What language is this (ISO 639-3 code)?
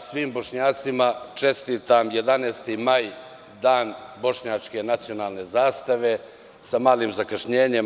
srp